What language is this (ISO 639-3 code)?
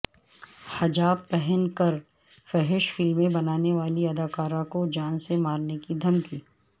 urd